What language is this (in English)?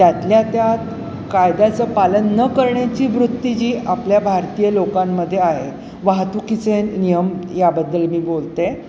Marathi